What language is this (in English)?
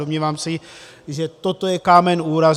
Czech